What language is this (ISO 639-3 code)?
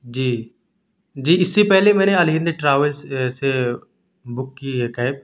urd